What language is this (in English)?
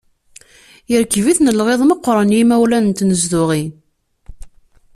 Kabyle